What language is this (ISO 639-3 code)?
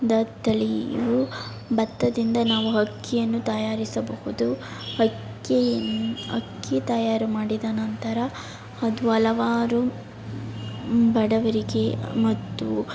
kan